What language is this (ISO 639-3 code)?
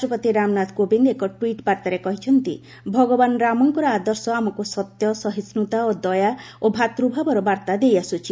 ori